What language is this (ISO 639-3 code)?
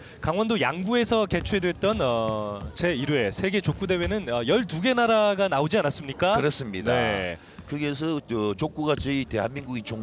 kor